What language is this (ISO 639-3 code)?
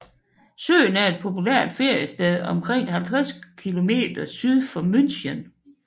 dan